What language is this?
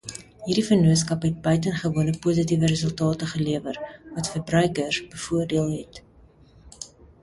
Afrikaans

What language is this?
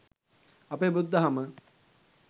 Sinhala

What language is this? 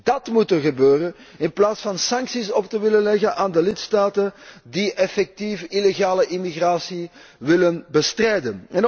Dutch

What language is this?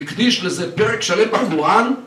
Hebrew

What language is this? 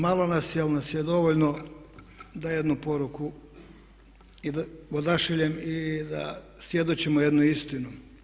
Croatian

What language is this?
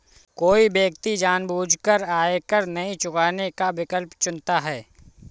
Hindi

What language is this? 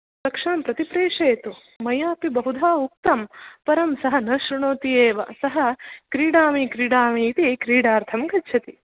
Sanskrit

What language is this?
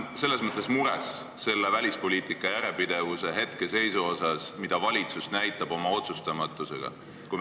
Estonian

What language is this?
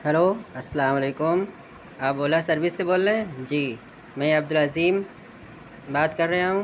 Urdu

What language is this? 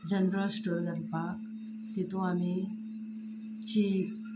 Konkani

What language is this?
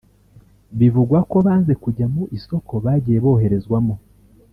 Kinyarwanda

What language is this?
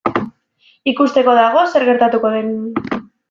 Basque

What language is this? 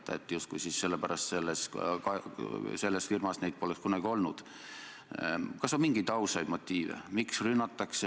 Estonian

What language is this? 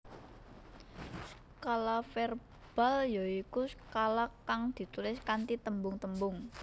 Javanese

